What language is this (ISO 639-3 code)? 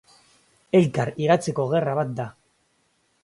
eus